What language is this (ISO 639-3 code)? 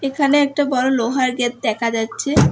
ben